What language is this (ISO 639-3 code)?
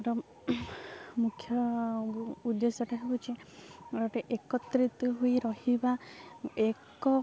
ori